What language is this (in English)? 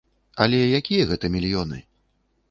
Belarusian